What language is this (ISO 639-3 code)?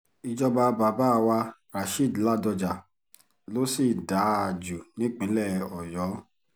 yor